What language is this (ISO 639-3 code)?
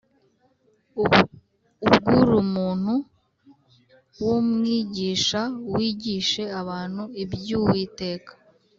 kin